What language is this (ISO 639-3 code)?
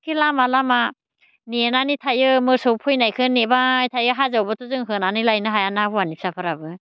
brx